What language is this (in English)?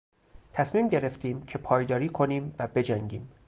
Persian